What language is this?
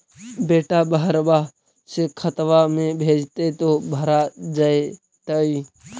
Magahi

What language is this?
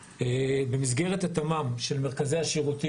Hebrew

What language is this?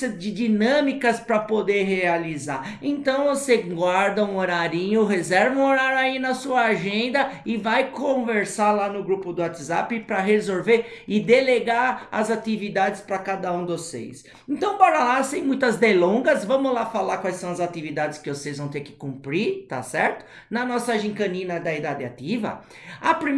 Portuguese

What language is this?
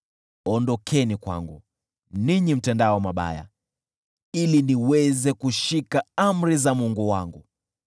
Swahili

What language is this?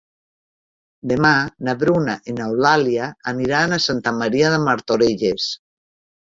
Catalan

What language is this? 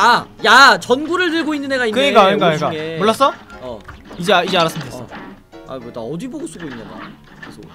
Korean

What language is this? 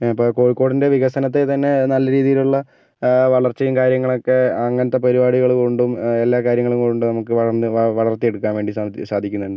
Malayalam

